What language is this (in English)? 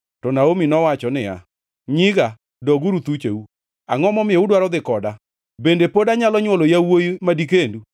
Luo (Kenya and Tanzania)